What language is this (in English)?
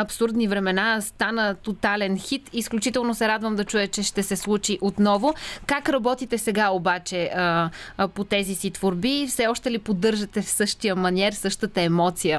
Bulgarian